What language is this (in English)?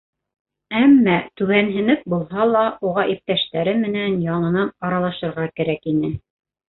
Bashkir